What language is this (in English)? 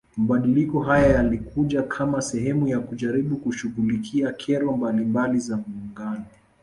Swahili